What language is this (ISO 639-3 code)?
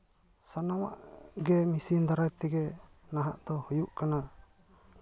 sat